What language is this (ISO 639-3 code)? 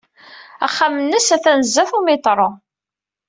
kab